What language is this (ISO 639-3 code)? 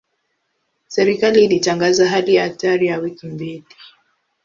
swa